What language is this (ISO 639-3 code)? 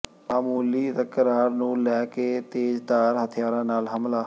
pan